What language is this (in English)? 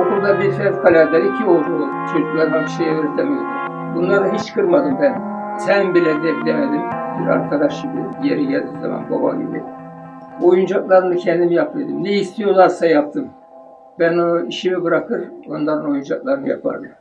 Turkish